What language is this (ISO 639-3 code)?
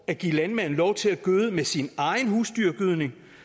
dan